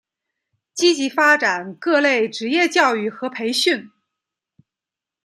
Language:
Chinese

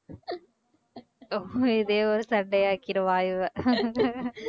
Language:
Tamil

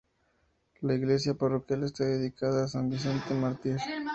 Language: Spanish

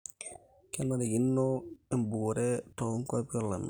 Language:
Masai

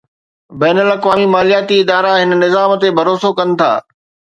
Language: Sindhi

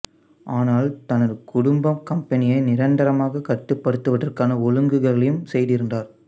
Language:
Tamil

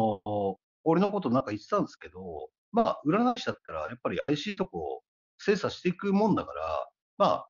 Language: Japanese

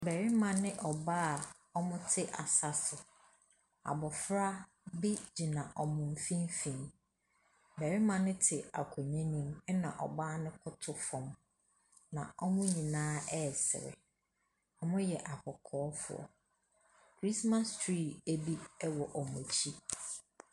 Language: Akan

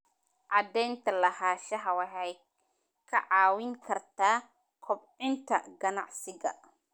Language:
Somali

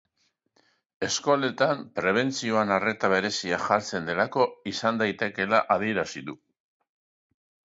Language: Basque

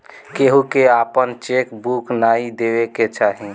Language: Bhojpuri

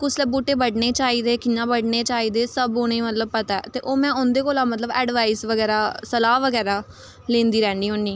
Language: Dogri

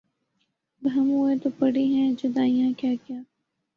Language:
Urdu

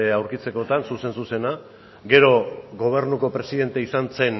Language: Basque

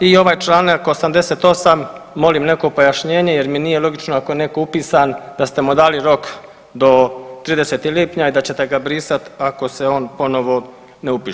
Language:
Croatian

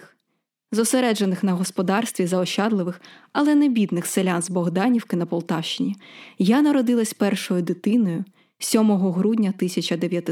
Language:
Ukrainian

